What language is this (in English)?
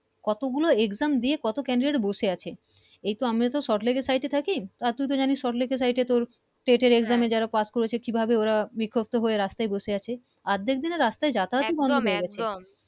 Bangla